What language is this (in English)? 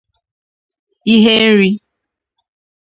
Igbo